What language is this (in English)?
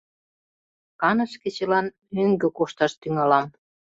Mari